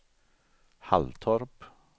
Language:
Swedish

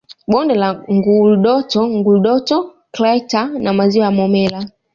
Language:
Swahili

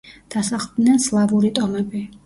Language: Georgian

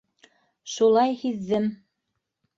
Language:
Bashkir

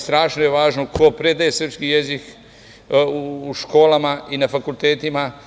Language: Serbian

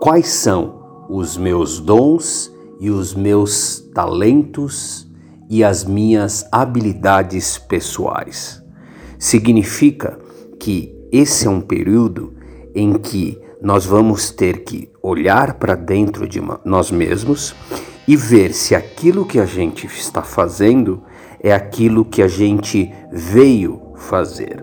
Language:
Portuguese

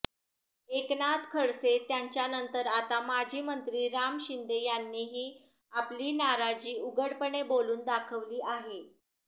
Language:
Marathi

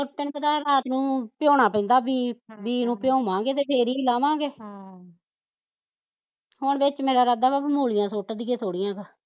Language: Punjabi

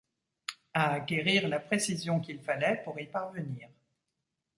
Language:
French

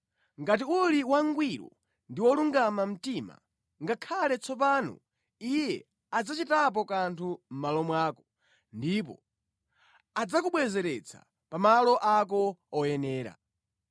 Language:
Nyanja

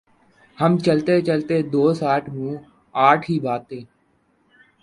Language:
Urdu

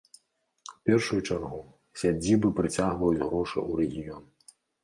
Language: Belarusian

